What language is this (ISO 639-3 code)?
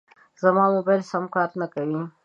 pus